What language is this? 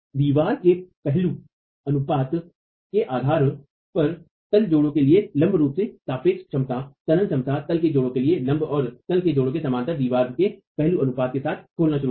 Hindi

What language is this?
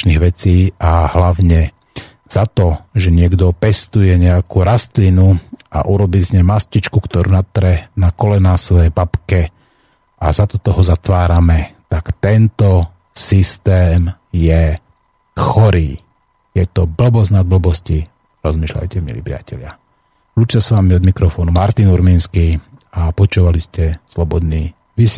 Slovak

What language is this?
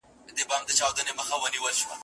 Pashto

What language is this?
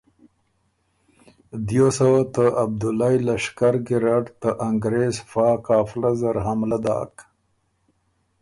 Ormuri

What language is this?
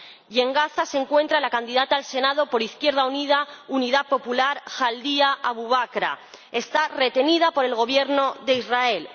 Spanish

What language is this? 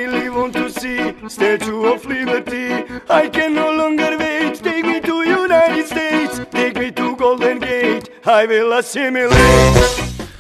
Greek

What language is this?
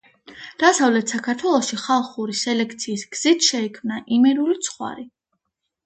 Georgian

